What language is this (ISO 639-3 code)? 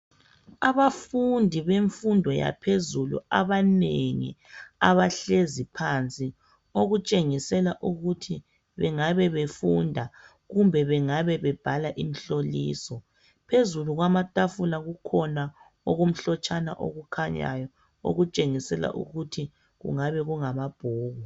nde